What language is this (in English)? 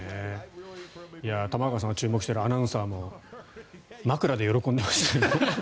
Japanese